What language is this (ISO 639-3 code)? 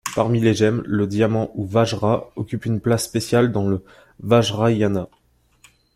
fra